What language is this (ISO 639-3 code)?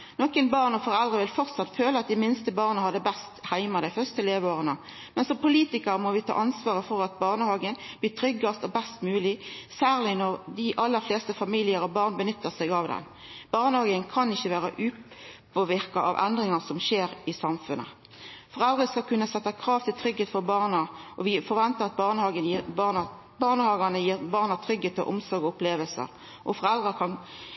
nno